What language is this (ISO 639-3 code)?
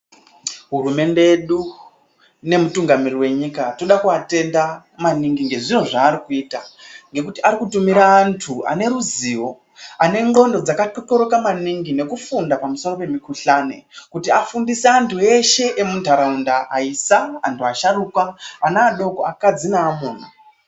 ndc